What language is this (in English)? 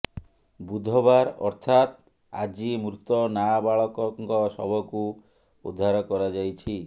Odia